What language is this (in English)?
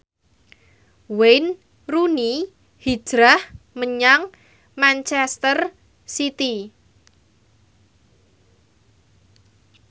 Javanese